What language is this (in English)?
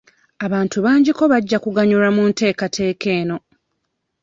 Ganda